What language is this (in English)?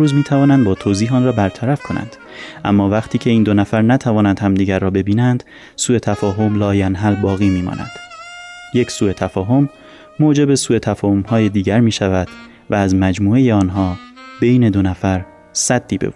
Persian